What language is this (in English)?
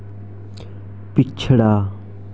Dogri